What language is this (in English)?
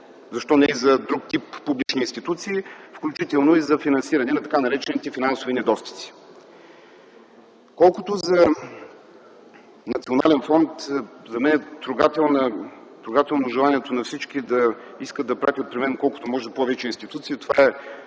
Bulgarian